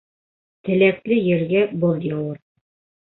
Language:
Bashkir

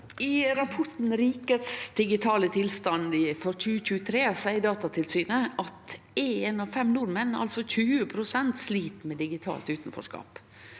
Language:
Norwegian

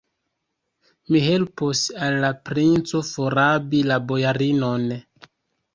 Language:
Esperanto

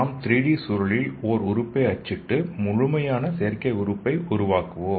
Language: Tamil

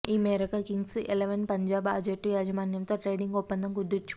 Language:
Telugu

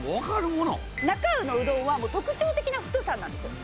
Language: Japanese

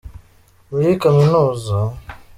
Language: Kinyarwanda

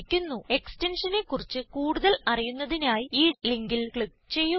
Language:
Malayalam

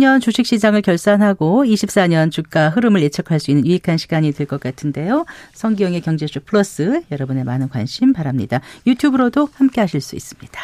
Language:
Korean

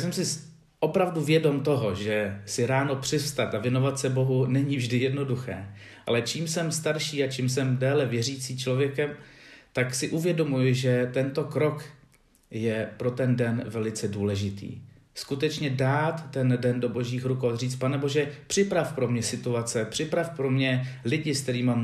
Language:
Czech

